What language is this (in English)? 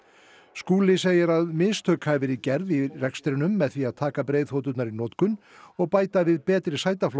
Icelandic